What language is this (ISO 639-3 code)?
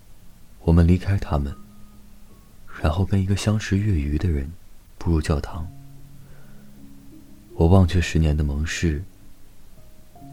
zho